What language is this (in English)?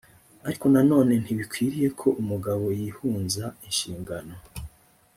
Kinyarwanda